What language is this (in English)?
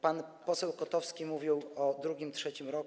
Polish